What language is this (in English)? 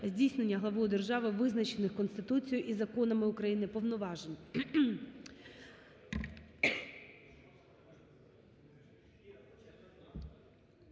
Ukrainian